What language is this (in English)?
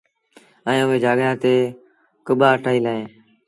Sindhi Bhil